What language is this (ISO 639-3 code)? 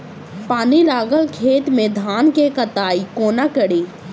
mai